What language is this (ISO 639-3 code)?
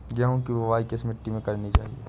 hin